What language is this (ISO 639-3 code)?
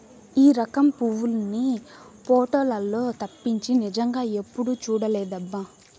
tel